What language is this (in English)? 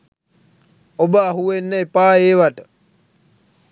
Sinhala